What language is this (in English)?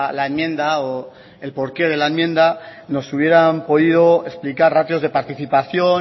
Spanish